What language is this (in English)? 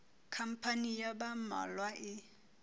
Southern Sotho